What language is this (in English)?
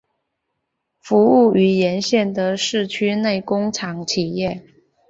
Chinese